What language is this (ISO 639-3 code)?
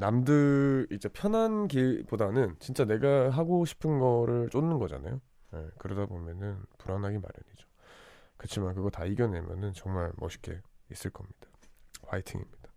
kor